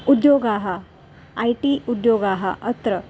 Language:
Sanskrit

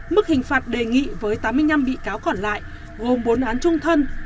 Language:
Vietnamese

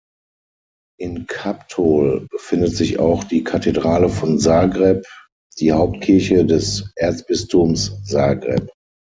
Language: German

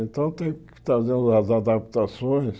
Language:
Portuguese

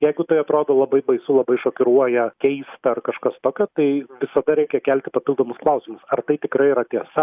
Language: Lithuanian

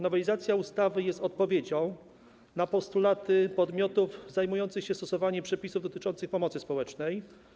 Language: Polish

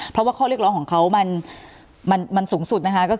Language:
Thai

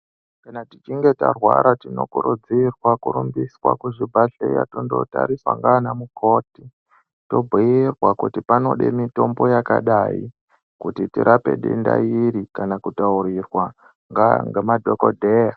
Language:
Ndau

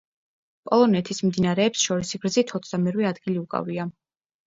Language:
Georgian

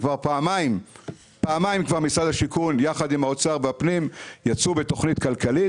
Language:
Hebrew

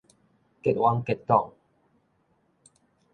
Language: Min Nan Chinese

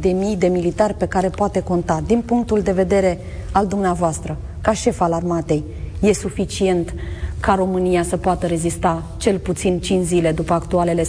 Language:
Romanian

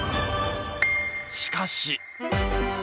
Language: Japanese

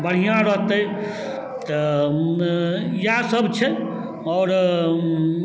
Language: Maithili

